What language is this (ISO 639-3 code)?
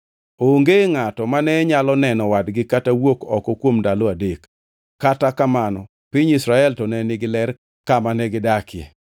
luo